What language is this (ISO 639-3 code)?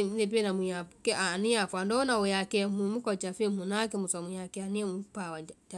vai